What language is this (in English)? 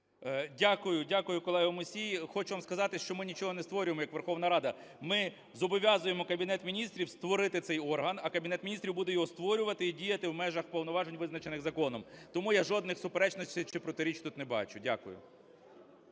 Ukrainian